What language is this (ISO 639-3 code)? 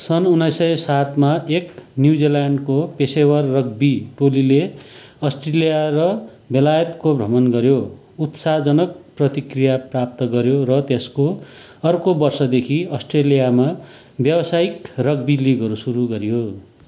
nep